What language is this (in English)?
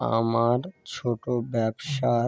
Bangla